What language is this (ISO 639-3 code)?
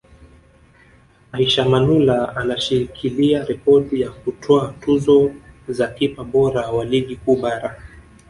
swa